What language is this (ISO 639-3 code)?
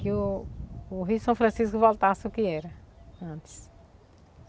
por